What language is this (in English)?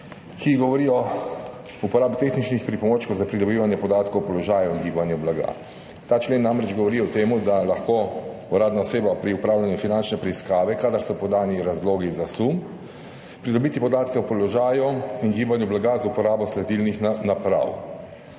Slovenian